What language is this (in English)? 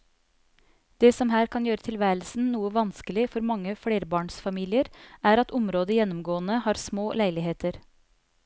Norwegian